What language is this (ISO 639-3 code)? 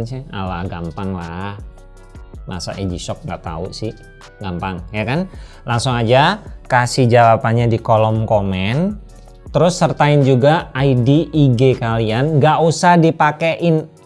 ind